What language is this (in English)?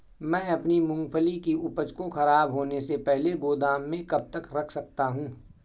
Hindi